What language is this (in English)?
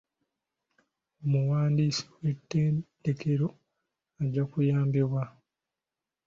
Ganda